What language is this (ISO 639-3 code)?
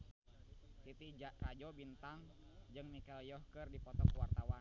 sun